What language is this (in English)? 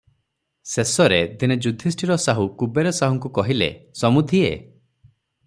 Odia